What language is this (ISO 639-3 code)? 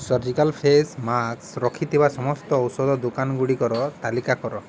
ori